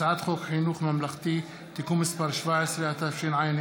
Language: Hebrew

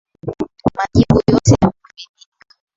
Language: Swahili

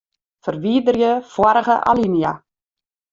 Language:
Western Frisian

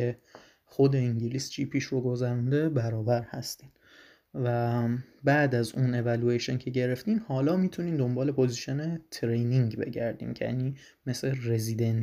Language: Persian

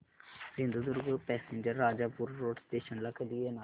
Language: Marathi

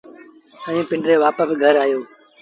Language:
Sindhi Bhil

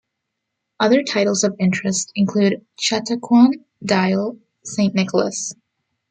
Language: English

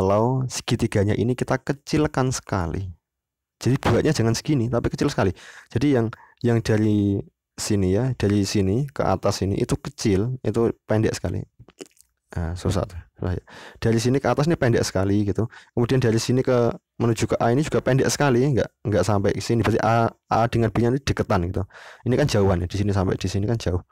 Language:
Indonesian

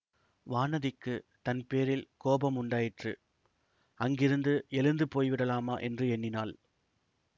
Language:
Tamil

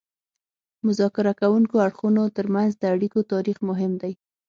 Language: Pashto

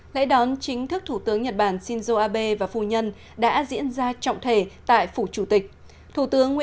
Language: Vietnamese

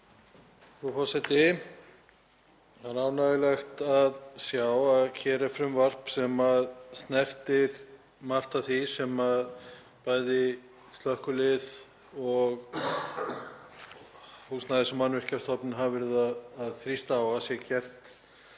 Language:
Icelandic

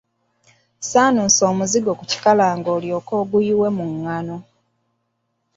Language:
Ganda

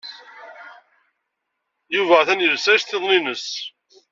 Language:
Kabyle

